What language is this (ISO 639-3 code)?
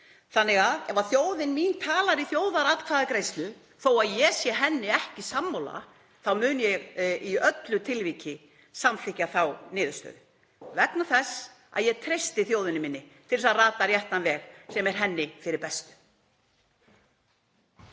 isl